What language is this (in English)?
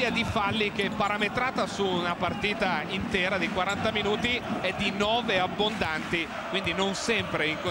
Italian